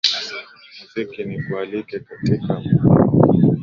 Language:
Swahili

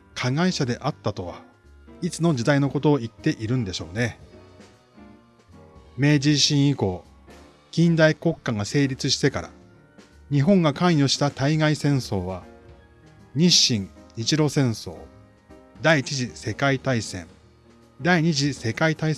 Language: Japanese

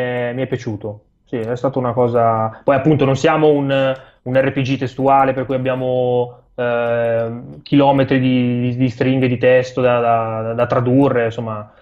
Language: Italian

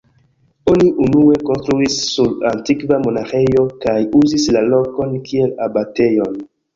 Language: Esperanto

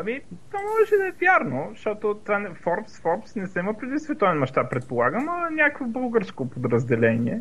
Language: Bulgarian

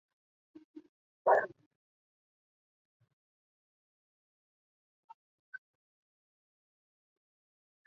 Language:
Chinese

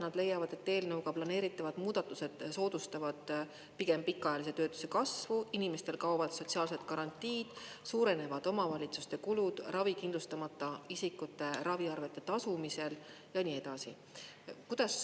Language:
Estonian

